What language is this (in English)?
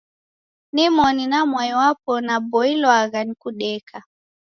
Taita